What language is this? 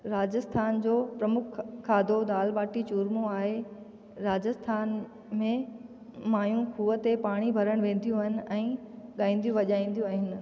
Sindhi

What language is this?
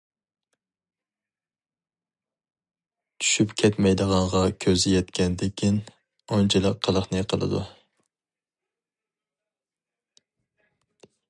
Uyghur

